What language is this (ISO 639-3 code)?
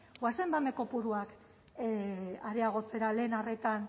eus